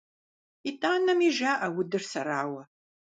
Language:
Kabardian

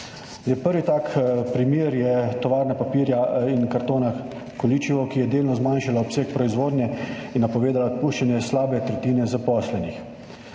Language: Slovenian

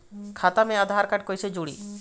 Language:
Bhojpuri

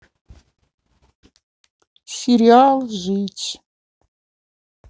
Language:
Russian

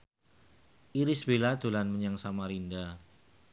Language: Javanese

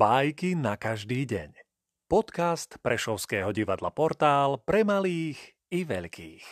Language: Slovak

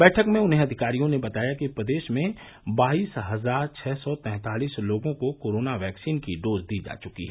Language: Hindi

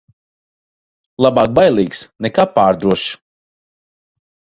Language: Latvian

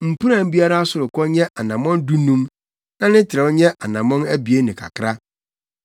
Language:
Akan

